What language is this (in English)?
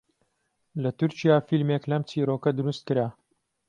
Central Kurdish